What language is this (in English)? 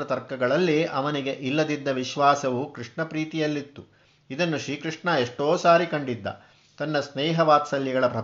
Kannada